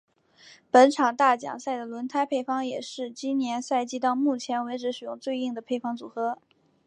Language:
Chinese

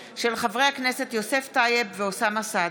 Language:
Hebrew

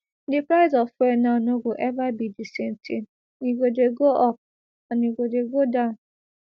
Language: Nigerian Pidgin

